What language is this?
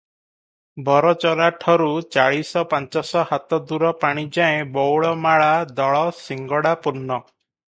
Odia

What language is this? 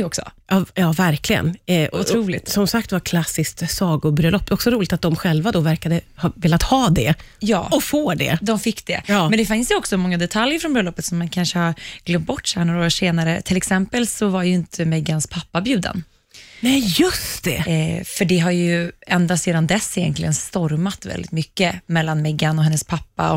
Swedish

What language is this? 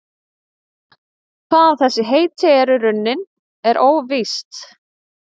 Icelandic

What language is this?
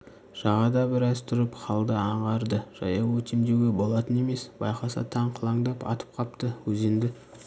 Kazakh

